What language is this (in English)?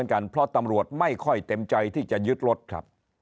Thai